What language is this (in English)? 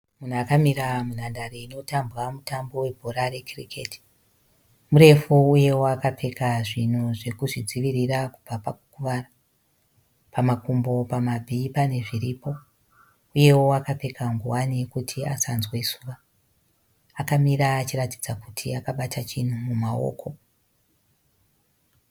Shona